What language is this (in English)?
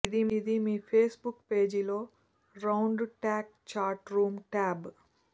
Telugu